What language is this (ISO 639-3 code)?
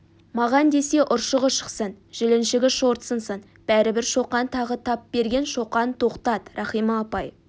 kaz